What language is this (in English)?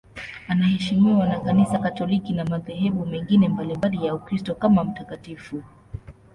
Swahili